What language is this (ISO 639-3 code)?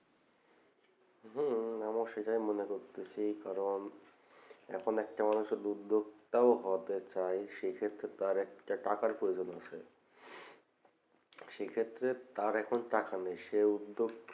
ben